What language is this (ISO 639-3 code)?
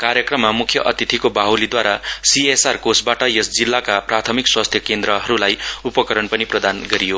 nep